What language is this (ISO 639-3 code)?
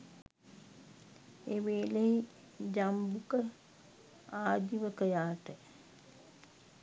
sin